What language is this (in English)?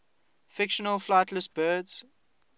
English